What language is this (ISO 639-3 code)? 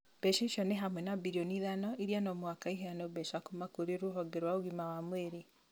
kik